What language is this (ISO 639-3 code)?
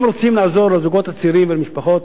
heb